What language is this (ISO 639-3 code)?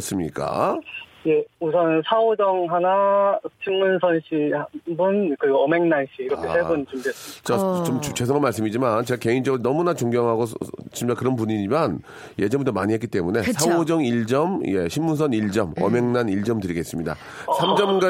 kor